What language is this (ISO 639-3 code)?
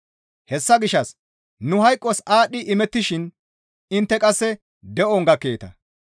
gmv